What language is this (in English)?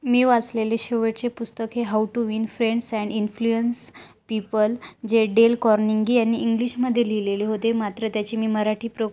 Marathi